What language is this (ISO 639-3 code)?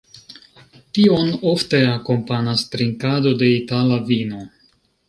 epo